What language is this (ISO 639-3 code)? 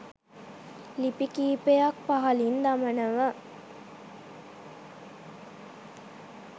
sin